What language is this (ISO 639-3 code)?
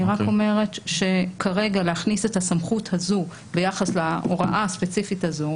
heb